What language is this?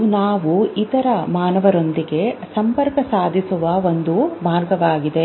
Kannada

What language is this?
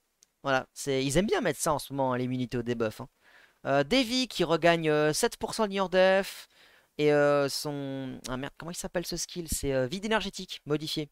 French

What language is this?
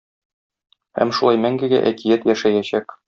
Tatar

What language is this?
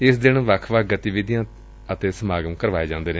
Punjabi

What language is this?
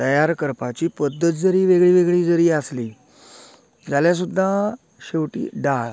Konkani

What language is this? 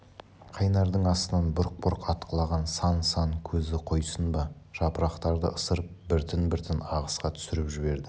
Kazakh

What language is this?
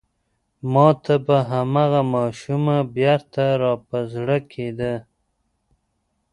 Pashto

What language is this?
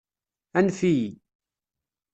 Kabyle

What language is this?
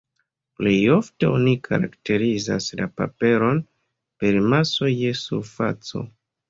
Esperanto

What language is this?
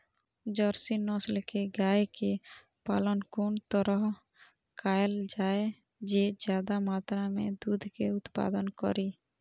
Maithili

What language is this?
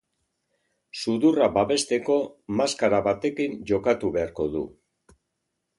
Basque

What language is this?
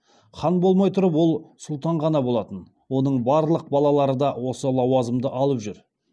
Kazakh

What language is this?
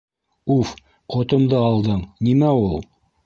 Bashkir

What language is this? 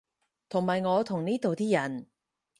Cantonese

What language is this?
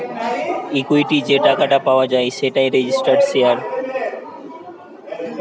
Bangla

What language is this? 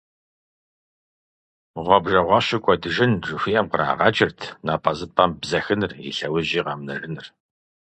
Kabardian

